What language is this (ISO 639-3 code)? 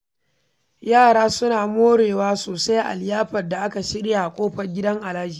hau